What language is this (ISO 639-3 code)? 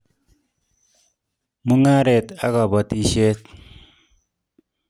kln